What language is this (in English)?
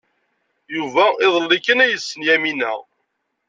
Kabyle